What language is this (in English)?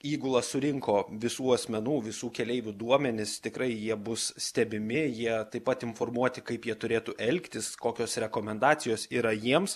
Lithuanian